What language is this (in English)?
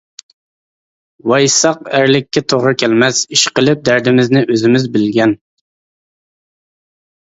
Uyghur